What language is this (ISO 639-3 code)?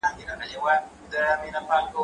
pus